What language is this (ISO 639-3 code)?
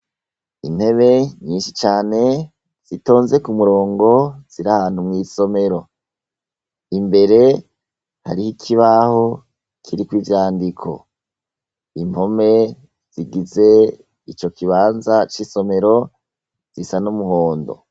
run